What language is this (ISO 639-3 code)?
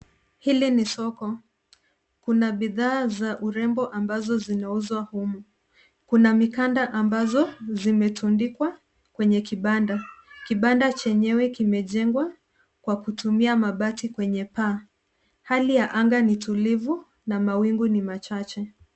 swa